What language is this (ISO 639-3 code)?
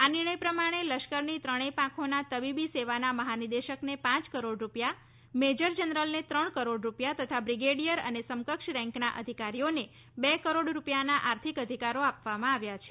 guj